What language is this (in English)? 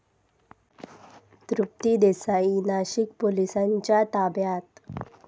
Marathi